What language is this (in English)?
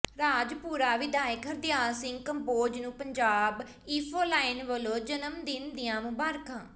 Punjabi